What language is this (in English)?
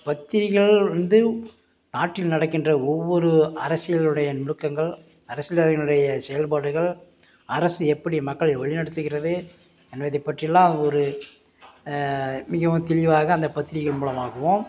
Tamil